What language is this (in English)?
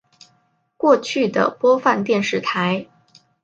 Chinese